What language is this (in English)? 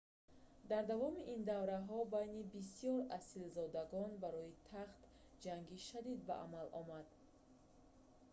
Tajik